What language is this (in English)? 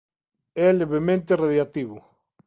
Galician